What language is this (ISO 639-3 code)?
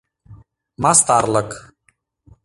chm